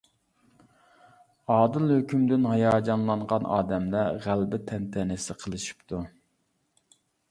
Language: Uyghur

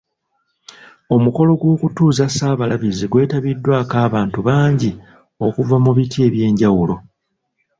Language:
Ganda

